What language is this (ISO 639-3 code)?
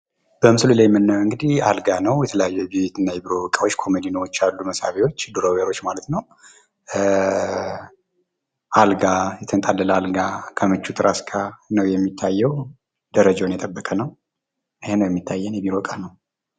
amh